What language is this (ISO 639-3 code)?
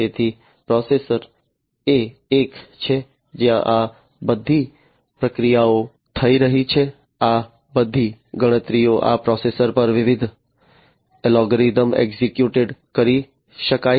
guj